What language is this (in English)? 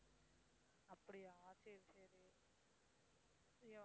Tamil